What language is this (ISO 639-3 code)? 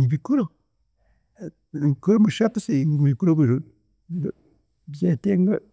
cgg